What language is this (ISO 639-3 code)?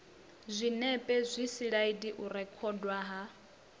ven